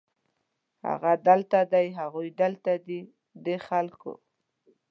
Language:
Pashto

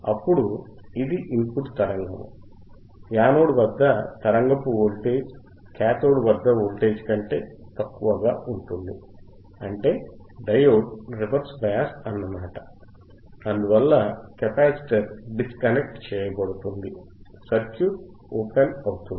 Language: Telugu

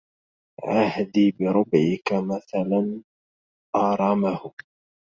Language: Arabic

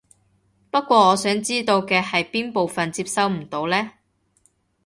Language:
Cantonese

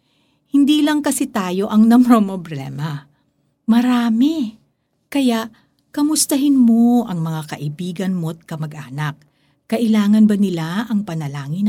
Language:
Filipino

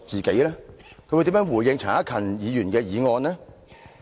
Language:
Cantonese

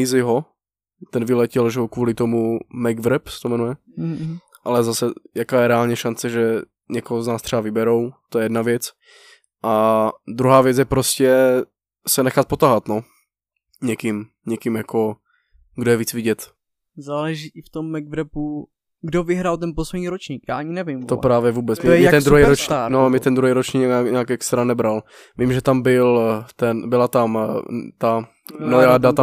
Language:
Czech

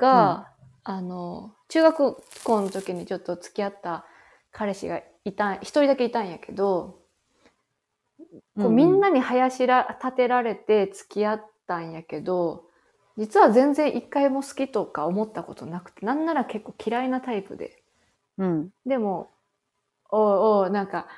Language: Japanese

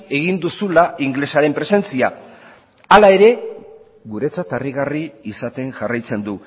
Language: Basque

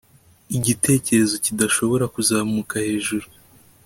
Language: Kinyarwanda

